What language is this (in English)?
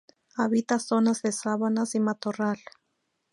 Spanish